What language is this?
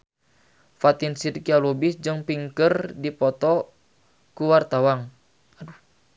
Sundanese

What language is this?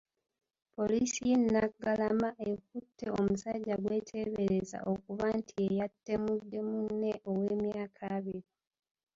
Ganda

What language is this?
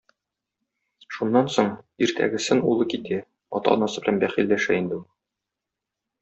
Tatar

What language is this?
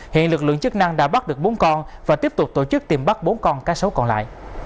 Vietnamese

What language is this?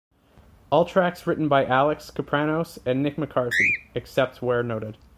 English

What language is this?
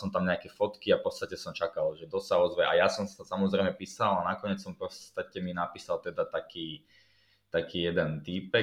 Slovak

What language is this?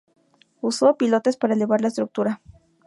Spanish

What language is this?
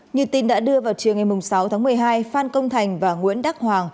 Vietnamese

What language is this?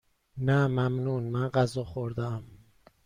Persian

